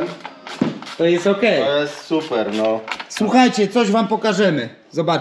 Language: Polish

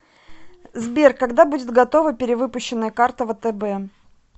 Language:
Russian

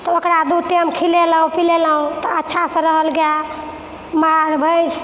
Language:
Maithili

